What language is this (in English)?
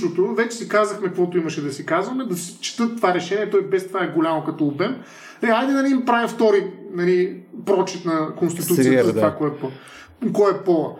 Bulgarian